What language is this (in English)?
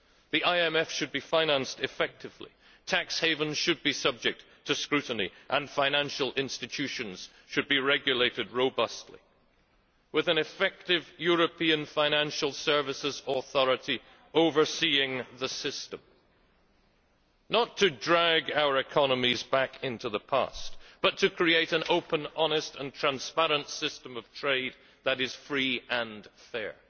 English